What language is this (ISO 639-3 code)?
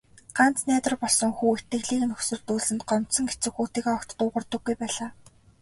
mon